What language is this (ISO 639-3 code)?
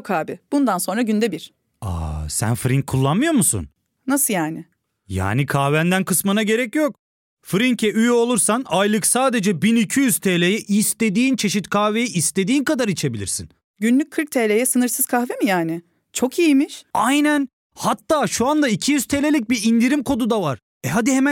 tur